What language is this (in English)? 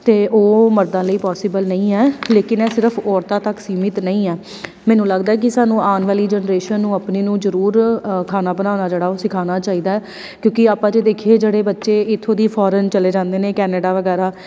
Punjabi